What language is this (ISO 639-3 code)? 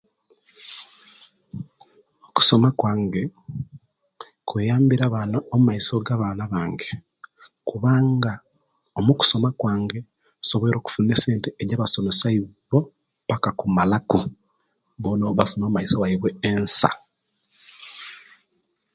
lke